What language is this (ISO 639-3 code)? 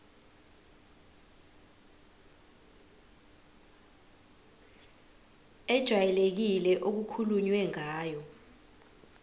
zul